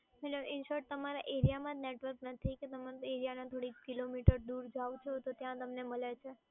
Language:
Gujarati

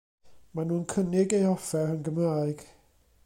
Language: Welsh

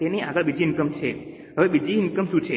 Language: Gujarati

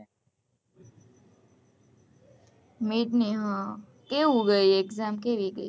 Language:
Gujarati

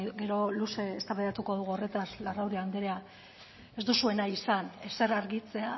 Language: Basque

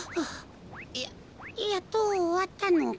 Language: Japanese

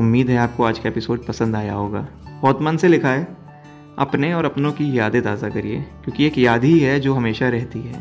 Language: Hindi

